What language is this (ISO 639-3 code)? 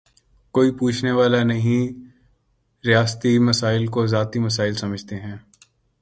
urd